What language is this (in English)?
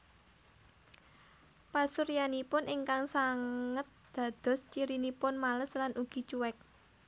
Javanese